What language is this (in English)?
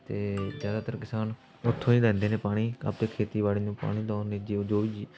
Punjabi